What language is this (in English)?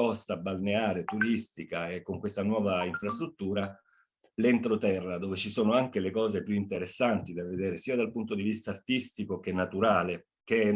Italian